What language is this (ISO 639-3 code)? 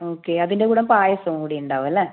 mal